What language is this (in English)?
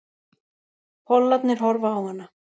Icelandic